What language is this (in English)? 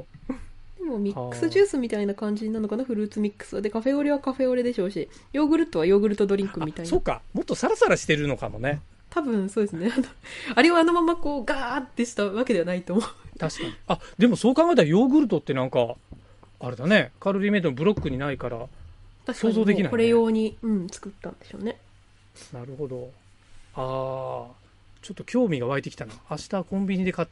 Japanese